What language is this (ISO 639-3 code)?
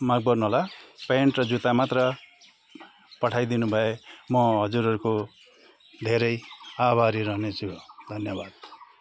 nep